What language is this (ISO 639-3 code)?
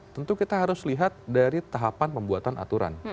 ind